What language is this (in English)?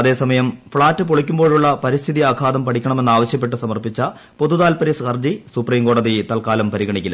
Malayalam